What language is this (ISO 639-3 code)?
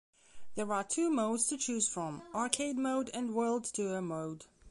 eng